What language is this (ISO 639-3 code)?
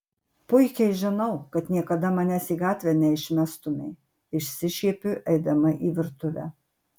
lit